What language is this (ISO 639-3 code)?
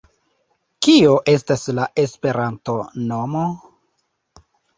epo